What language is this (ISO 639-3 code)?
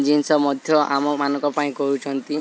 ori